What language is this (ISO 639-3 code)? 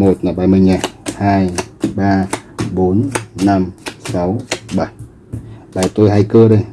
vie